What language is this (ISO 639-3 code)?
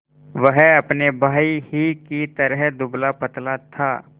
hin